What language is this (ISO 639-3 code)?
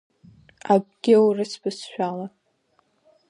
abk